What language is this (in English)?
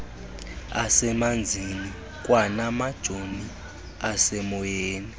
Xhosa